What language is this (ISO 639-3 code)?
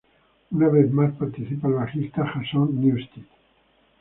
spa